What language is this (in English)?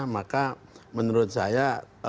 Indonesian